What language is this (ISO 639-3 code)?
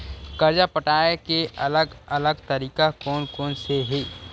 hne